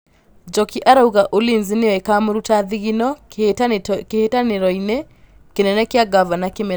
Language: Kikuyu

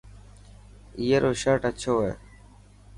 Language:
Dhatki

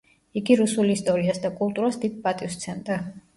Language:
Georgian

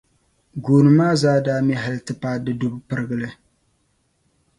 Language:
Dagbani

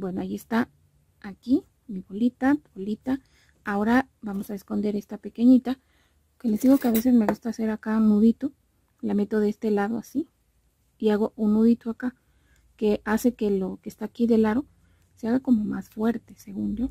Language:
Spanish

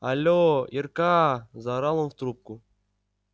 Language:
Russian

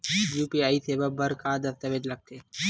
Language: Chhattisgarhi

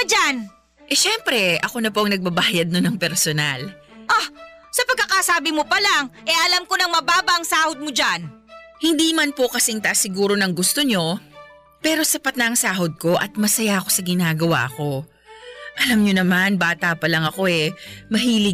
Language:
Filipino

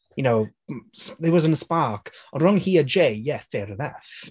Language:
Welsh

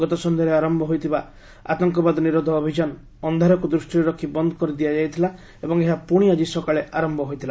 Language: Odia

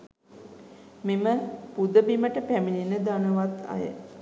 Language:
Sinhala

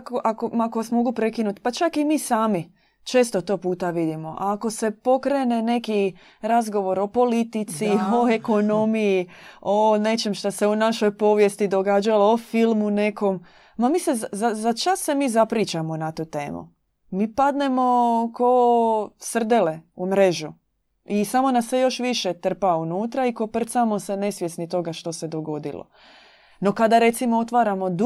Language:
Croatian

